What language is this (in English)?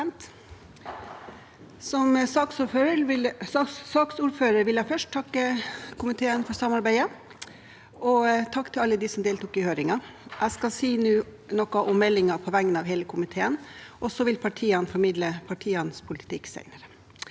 Norwegian